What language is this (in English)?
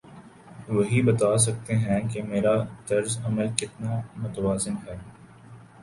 Urdu